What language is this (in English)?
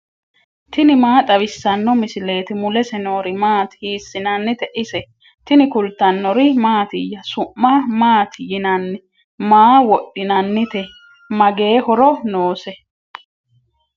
Sidamo